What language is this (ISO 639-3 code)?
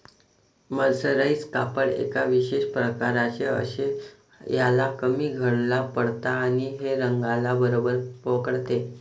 mar